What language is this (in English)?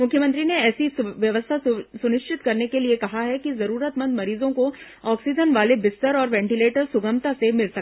Hindi